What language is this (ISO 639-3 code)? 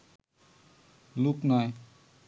ben